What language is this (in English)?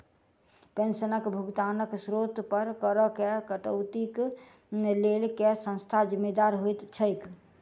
Maithili